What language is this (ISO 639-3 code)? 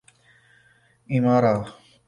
urd